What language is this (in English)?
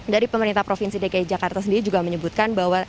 Indonesian